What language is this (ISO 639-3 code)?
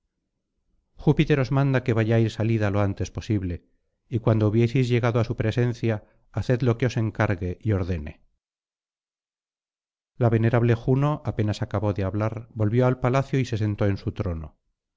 spa